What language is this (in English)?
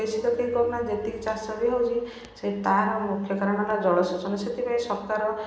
Odia